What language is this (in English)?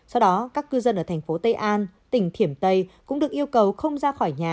Vietnamese